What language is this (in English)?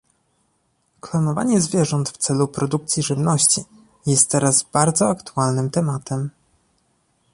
Polish